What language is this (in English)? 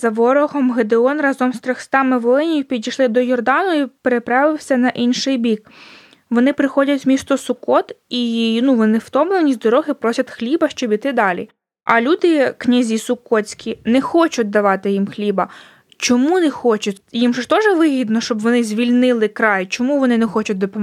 Ukrainian